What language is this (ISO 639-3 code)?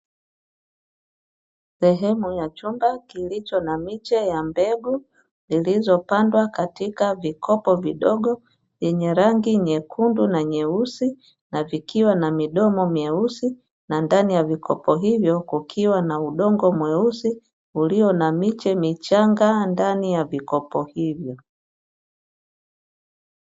swa